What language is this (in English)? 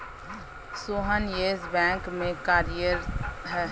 Hindi